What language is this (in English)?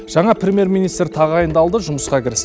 Kazakh